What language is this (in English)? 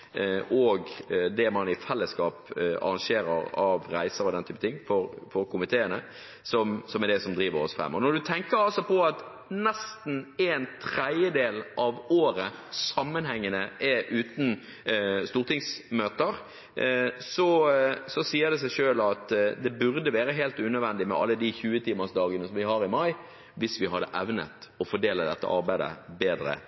Norwegian Bokmål